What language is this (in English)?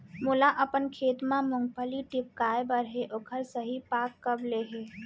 Chhattisgarhi